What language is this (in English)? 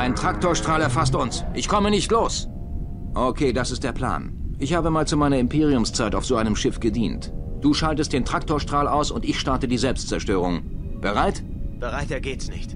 German